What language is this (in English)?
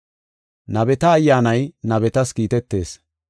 Gofa